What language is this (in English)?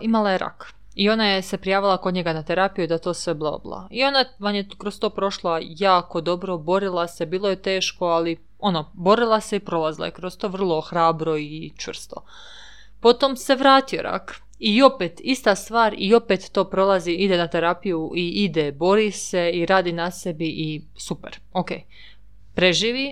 Croatian